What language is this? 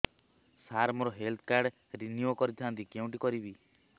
Odia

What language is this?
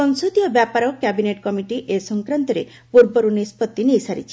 Odia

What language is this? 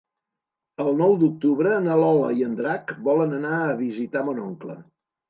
Catalan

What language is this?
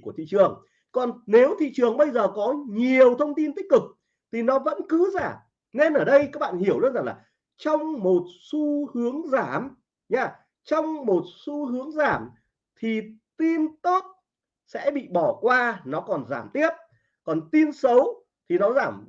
Vietnamese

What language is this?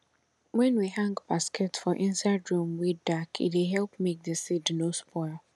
Nigerian Pidgin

